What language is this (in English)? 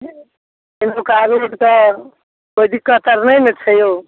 Maithili